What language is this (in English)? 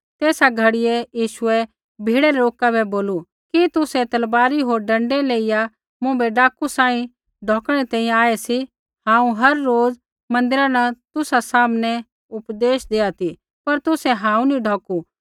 Kullu Pahari